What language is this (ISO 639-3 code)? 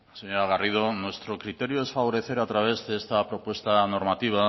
spa